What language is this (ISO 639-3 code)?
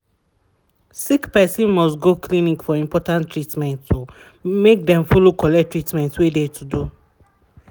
pcm